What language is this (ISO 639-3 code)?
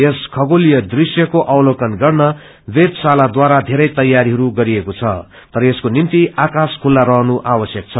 nep